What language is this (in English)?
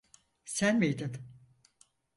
Turkish